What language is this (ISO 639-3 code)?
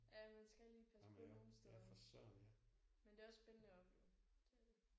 dan